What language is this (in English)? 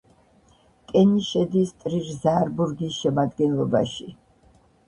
Georgian